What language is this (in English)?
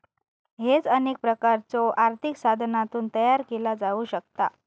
Marathi